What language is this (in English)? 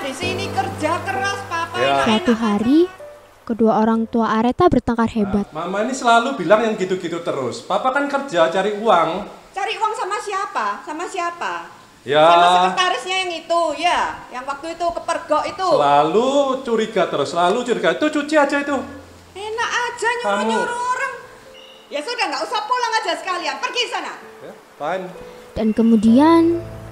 Indonesian